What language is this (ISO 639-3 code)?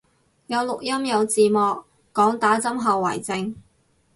yue